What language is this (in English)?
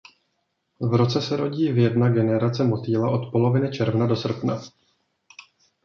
Czech